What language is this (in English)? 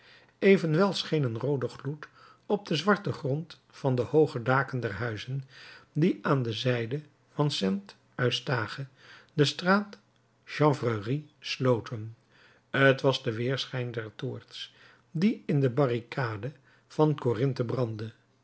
Dutch